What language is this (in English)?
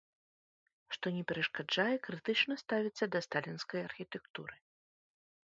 Belarusian